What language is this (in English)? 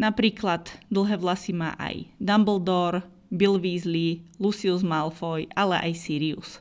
Slovak